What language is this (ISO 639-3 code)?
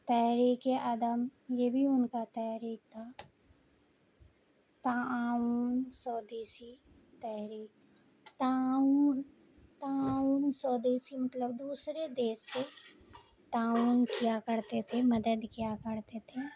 urd